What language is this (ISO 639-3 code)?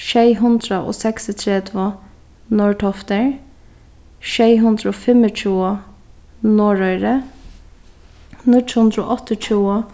fao